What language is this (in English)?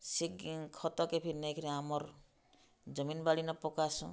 Odia